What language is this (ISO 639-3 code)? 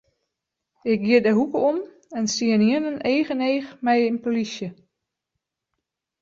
fry